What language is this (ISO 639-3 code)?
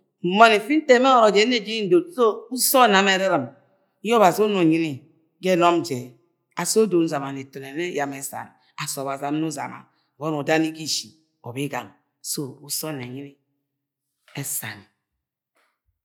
yay